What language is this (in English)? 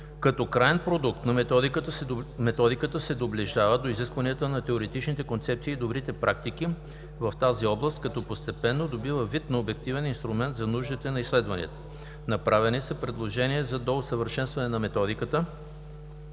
Bulgarian